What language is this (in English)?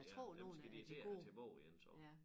Danish